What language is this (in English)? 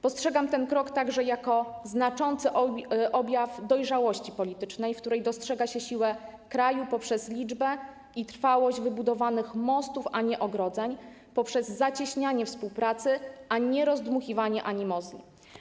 Polish